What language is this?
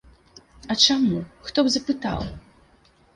Belarusian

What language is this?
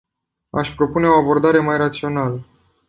Romanian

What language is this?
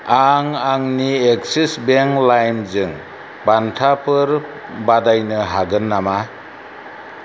Bodo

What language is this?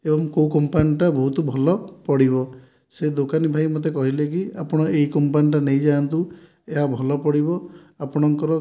Odia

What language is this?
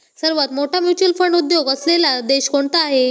Marathi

